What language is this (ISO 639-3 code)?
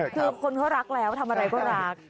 tha